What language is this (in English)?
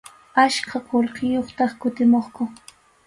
Arequipa-La Unión Quechua